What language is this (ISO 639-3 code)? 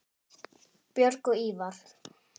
isl